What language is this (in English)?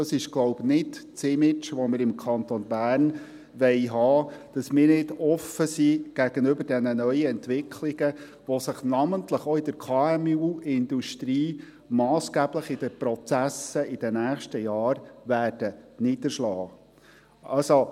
Swiss German